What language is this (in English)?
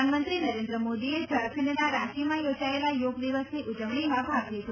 Gujarati